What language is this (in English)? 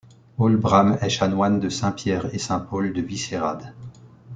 French